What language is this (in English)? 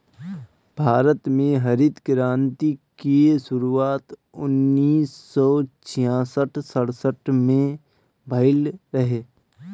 Bhojpuri